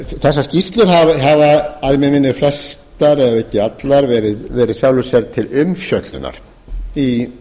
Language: Icelandic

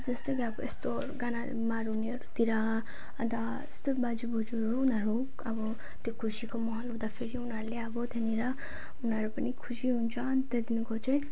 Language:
Nepali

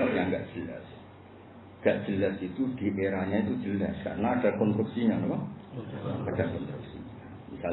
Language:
Indonesian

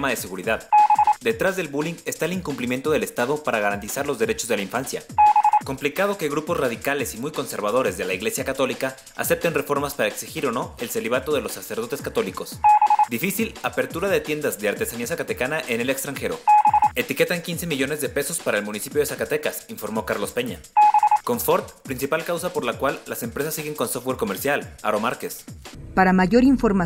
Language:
Spanish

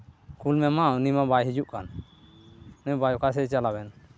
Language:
Santali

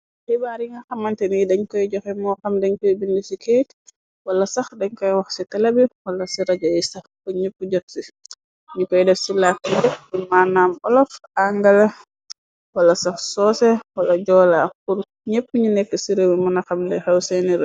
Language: Wolof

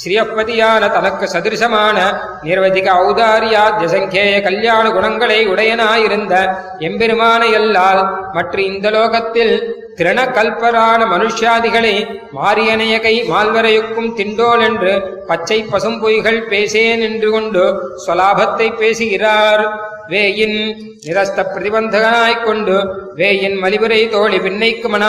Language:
Tamil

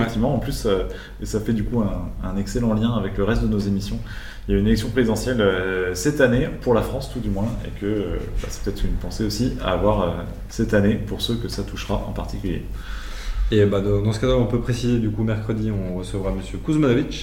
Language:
French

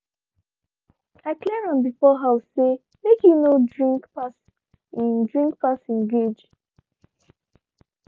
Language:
Nigerian Pidgin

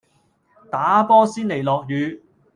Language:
Cantonese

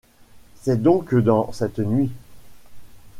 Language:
French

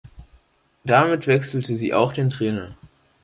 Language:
German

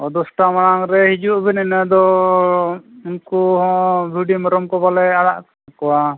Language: Santali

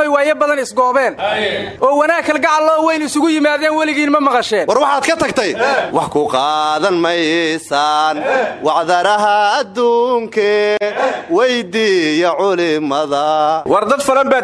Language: Arabic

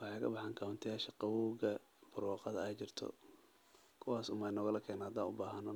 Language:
Somali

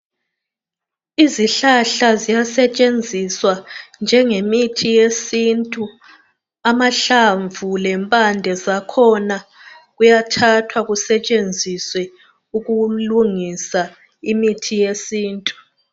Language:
North Ndebele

